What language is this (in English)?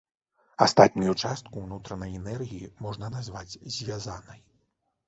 Belarusian